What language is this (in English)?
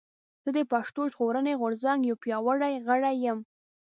Pashto